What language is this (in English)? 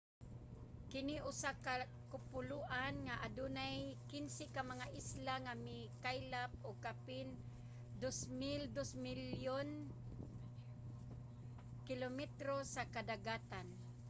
Cebuano